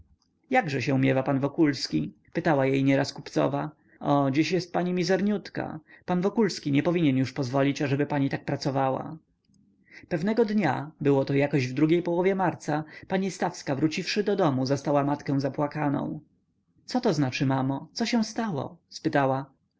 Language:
Polish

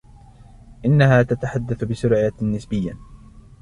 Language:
Arabic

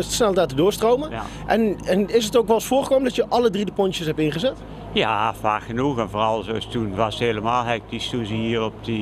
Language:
Dutch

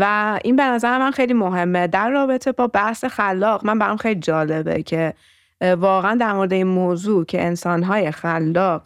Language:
Persian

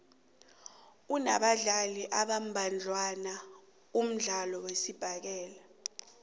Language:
South Ndebele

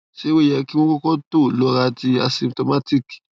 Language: Yoruba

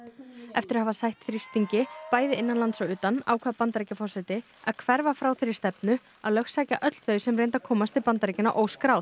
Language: Icelandic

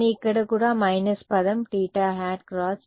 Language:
Telugu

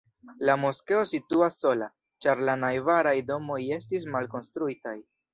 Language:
Esperanto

